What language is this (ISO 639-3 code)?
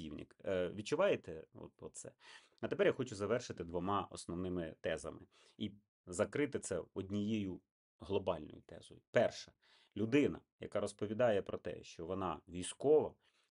ukr